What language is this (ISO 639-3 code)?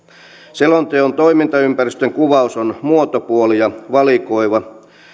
fin